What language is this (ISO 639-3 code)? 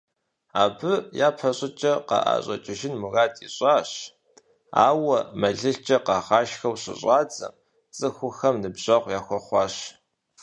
kbd